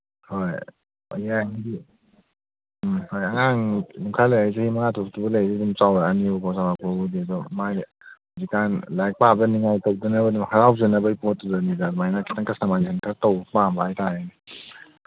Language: Manipuri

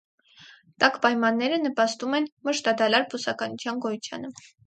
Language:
Armenian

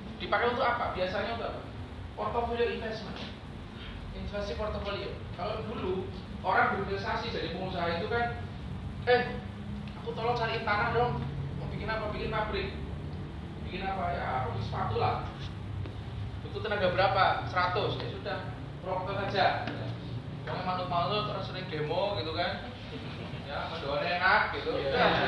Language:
Indonesian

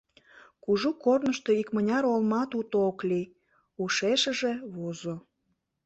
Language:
Mari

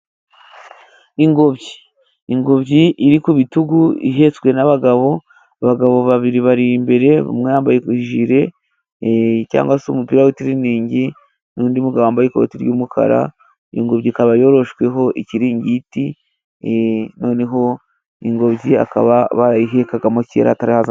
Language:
Kinyarwanda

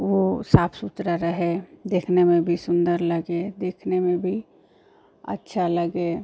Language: Hindi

